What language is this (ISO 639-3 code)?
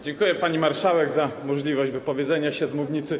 pol